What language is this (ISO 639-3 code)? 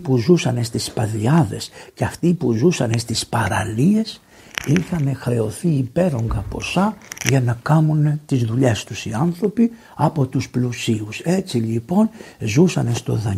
ell